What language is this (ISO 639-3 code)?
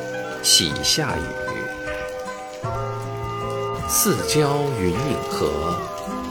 zho